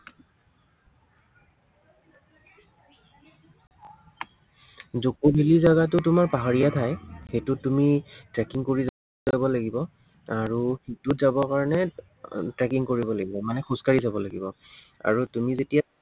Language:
Assamese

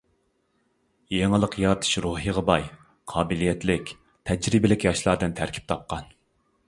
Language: Uyghur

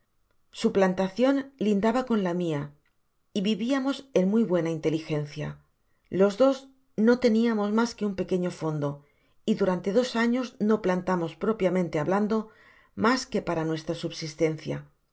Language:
Spanish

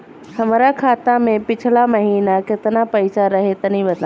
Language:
Bhojpuri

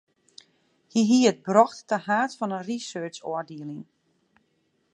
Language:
Western Frisian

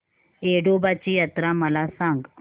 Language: Marathi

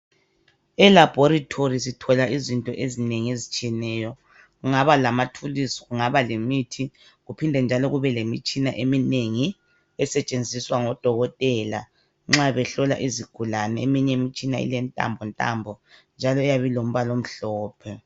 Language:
North Ndebele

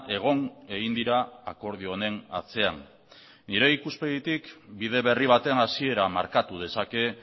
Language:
Basque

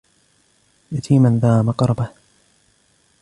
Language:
Arabic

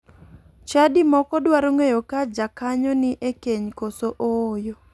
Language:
Luo (Kenya and Tanzania)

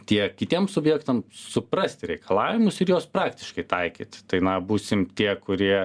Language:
Lithuanian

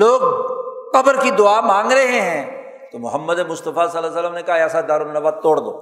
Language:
Urdu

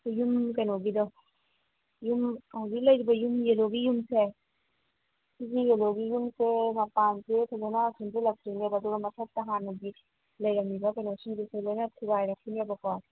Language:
Manipuri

